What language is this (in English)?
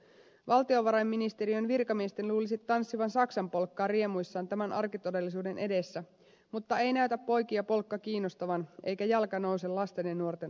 Finnish